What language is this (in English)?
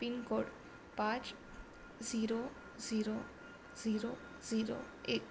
Gujarati